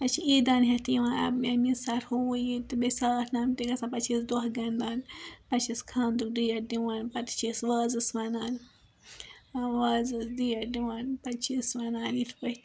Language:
Kashmiri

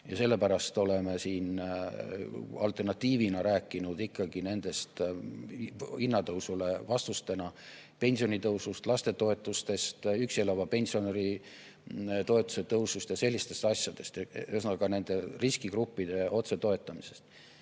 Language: Estonian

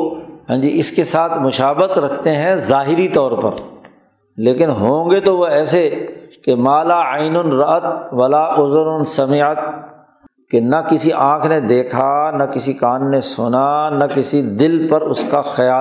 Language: Urdu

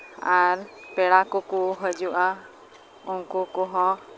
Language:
Santali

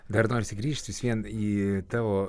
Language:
Lithuanian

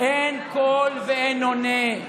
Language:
Hebrew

